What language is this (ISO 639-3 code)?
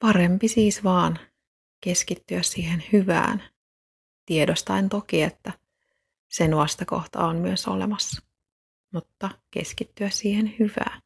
fin